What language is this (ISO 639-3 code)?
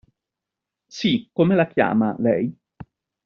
ita